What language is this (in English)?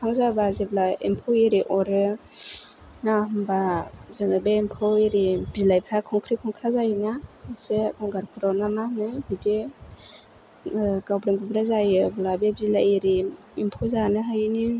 Bodo